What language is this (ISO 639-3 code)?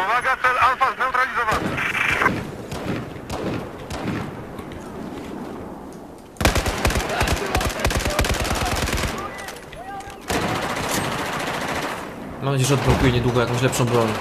pol